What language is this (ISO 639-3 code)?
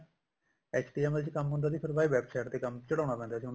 pan